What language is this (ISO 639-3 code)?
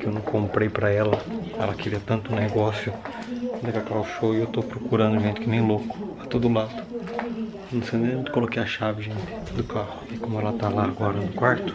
por